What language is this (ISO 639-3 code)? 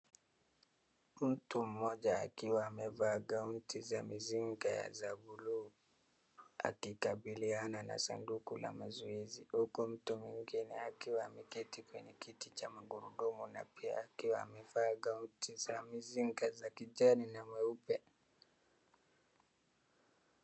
swa